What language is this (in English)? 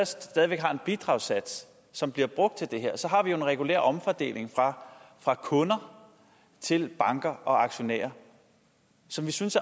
Danish